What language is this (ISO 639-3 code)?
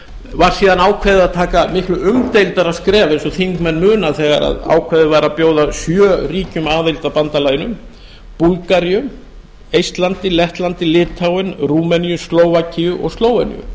isl